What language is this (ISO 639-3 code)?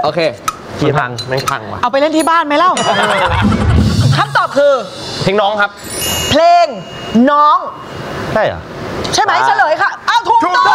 tha